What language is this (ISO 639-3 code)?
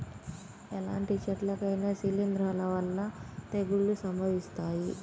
tel